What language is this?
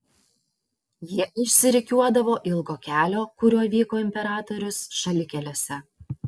Lithuanian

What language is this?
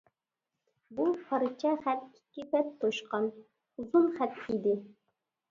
Uyghur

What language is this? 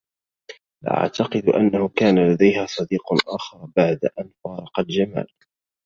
Arabic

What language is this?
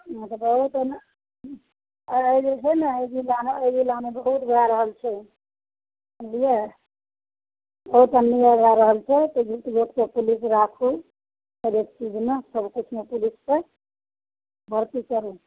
Maithili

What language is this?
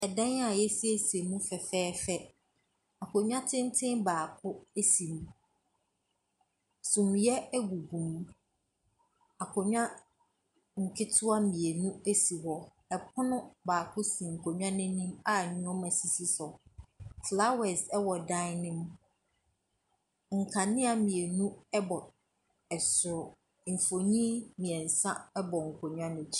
Akan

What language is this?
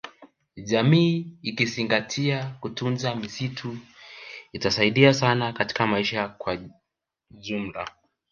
Swahili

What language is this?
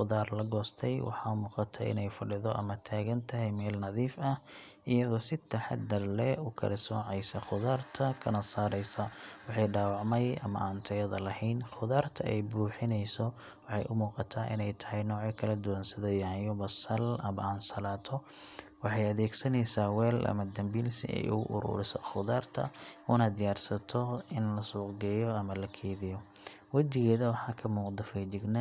Somali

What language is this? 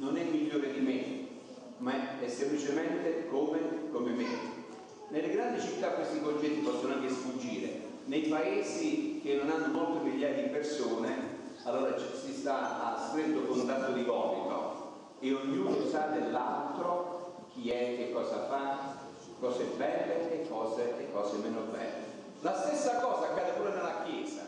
Italian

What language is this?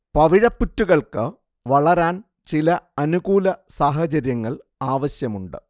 Malayalam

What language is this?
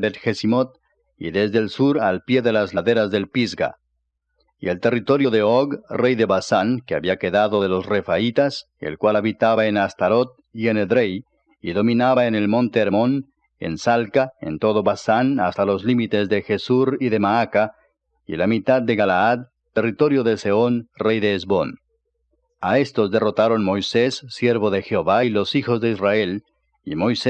Spanish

